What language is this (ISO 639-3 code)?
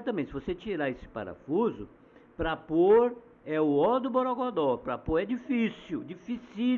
por